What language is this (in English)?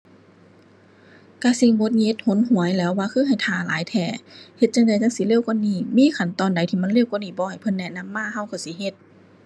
Thai